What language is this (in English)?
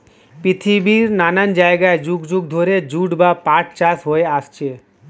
Bangla